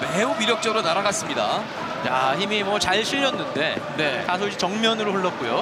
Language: Korean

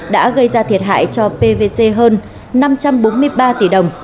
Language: Vietnamese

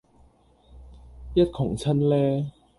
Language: Cantonese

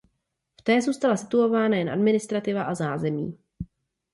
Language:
Czech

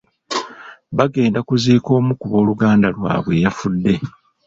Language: Ganda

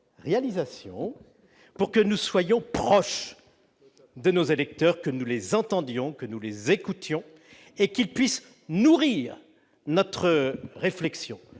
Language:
French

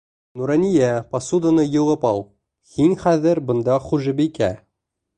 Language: Bashkir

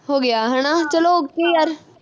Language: Punjabi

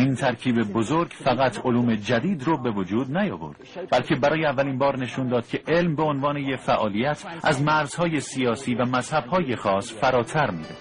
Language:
Persian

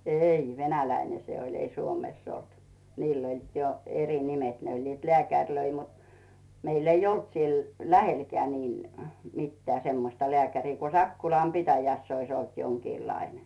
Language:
Finnish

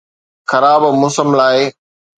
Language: Sindhi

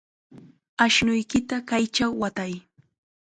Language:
Chiquián Ancash Quechua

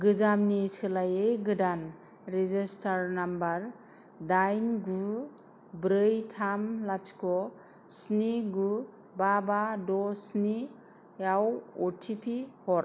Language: Bodo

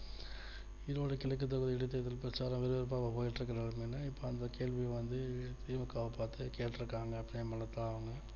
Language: Tamil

